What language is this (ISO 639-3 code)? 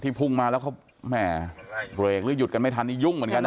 tha